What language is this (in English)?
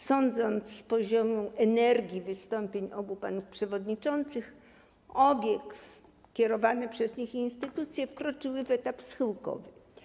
Polish